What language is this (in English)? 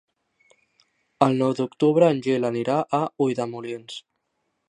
Catalan